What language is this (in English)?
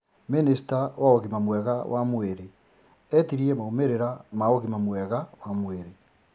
Kikuyu